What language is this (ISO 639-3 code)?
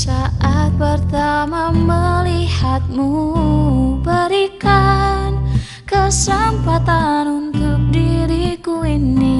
ind